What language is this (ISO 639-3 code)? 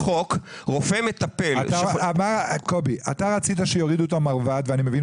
heb